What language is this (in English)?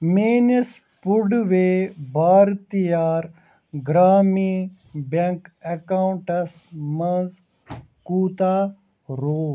Kashmiri